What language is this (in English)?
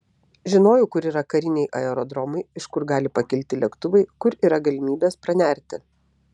Lithuanian